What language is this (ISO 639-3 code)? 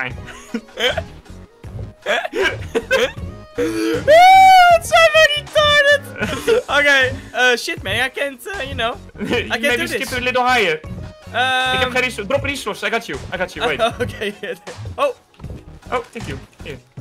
nld